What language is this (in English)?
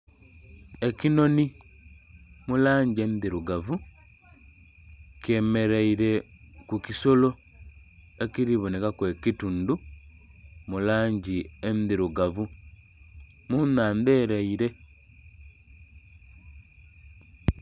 Soga